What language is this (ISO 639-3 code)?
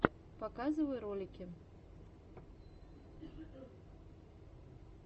rus